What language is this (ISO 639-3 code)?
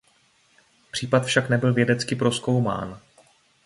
ces